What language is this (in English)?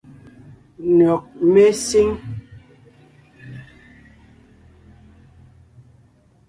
Ngiemboon